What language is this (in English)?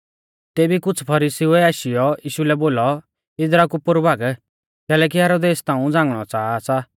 Mahasu Pahari